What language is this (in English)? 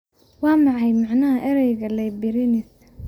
Somali